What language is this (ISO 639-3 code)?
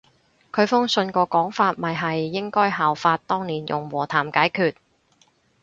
yue